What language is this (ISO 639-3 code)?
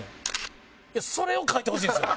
jpn